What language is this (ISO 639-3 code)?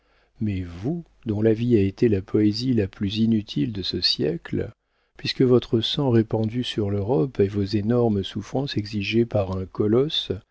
fra